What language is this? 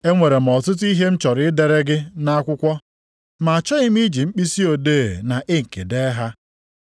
Igbo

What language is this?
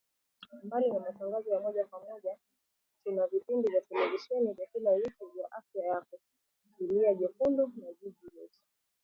Swahili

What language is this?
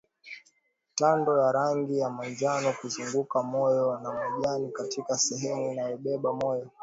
Swahili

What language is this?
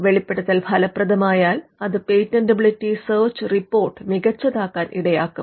Malayalam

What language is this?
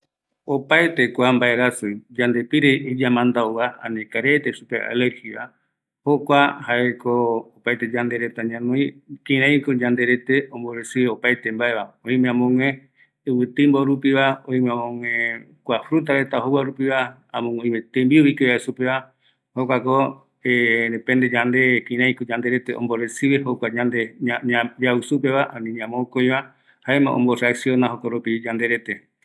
Eastern Bolivian Guaraní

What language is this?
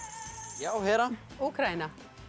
Icelandic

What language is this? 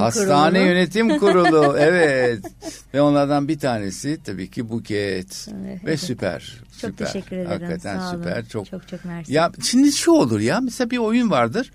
Turkish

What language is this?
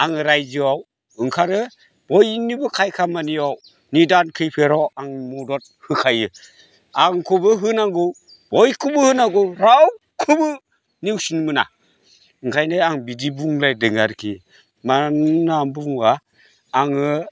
Bodo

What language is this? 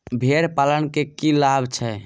Maithili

